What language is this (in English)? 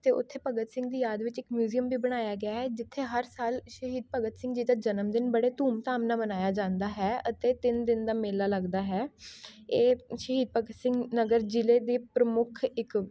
Punjabi